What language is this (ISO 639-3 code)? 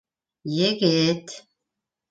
bak